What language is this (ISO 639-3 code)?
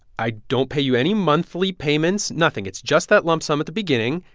eng